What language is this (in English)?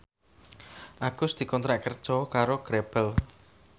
Javanese